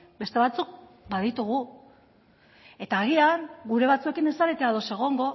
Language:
Basque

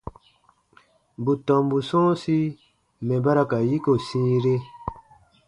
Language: Baatonum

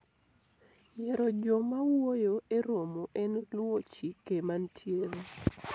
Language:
Luo (Kenya and Tanzania)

